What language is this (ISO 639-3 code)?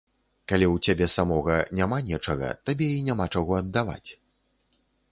bel